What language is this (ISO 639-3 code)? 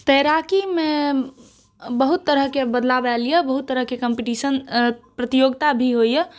mai